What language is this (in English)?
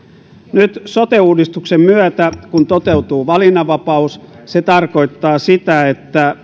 Finnish